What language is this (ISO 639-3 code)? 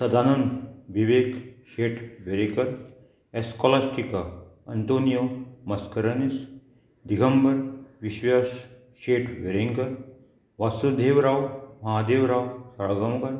kok